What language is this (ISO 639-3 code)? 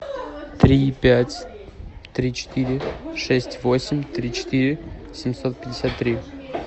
rus